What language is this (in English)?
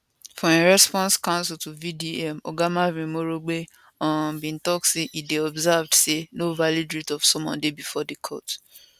Nigerian Pidgin